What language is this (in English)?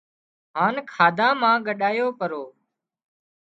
Wadiyara Koli